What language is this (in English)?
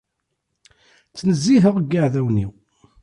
Kabyle